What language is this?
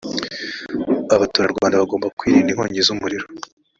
Kinyarwanda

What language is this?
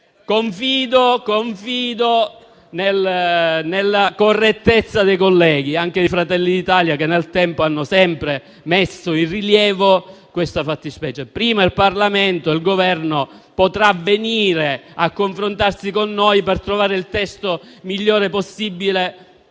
Italian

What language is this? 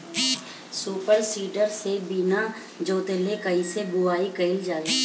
Bhojpuri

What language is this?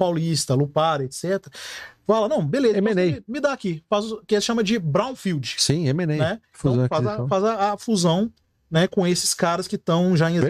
Portuguese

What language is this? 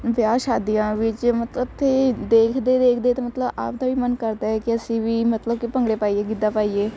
Punjabi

